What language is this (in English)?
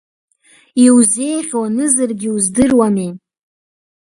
Abkhazian